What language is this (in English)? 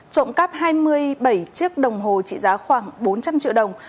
Vietnamese